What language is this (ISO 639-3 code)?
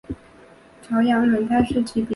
zho